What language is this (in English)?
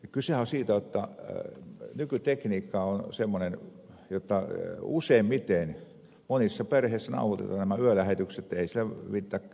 Finnish